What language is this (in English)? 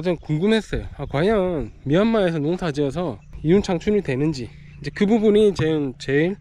Korean